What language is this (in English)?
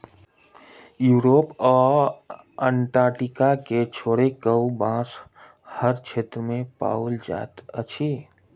Maithili